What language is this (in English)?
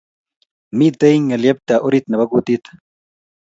Kalenjin